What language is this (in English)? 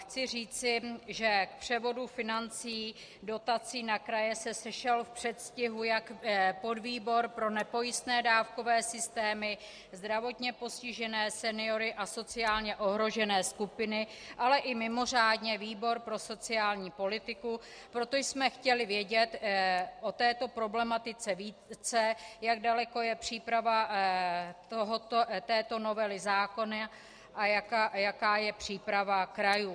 Czech